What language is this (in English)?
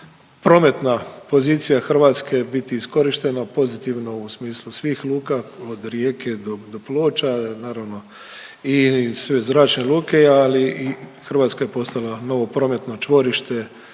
Croatian